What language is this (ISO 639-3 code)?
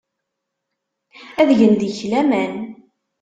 kab